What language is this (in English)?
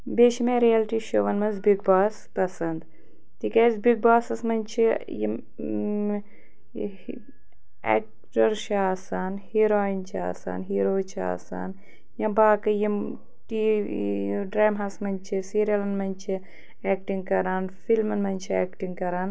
Kashmiri